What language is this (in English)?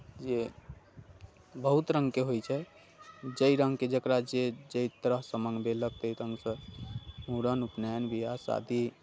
Maithili